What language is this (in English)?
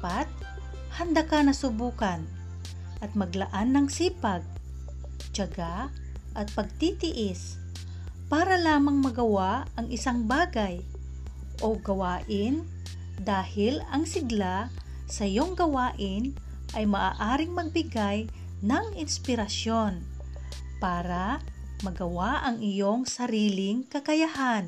Filipino